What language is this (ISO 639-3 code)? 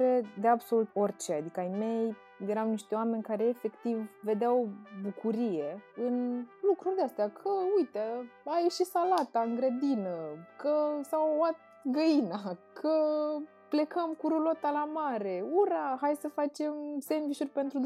ron